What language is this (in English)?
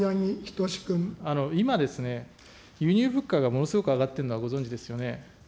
Japanese